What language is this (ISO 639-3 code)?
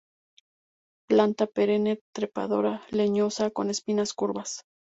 spa